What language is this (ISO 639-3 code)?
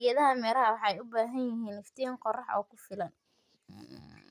som